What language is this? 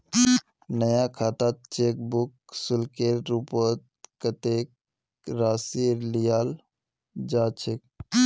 Magahi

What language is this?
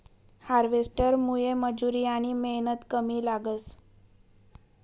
Marathi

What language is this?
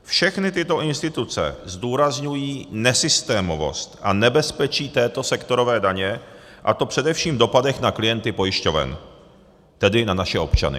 Czech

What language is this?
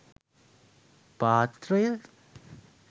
Sinhala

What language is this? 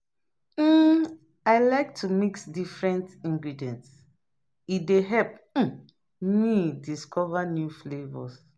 Nigerian Pidgin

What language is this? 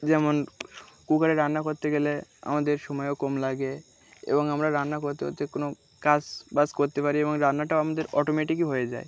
Bangla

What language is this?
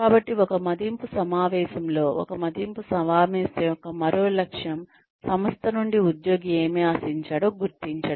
Telugu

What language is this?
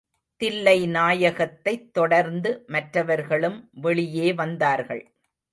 Tamil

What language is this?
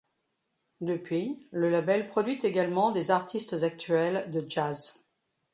French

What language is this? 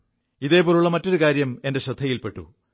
Malayalam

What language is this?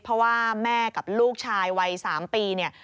Thai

